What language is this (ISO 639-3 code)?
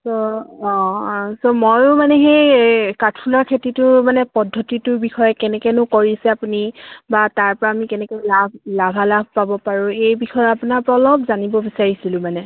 asm